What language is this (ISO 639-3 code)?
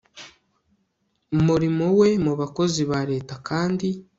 kin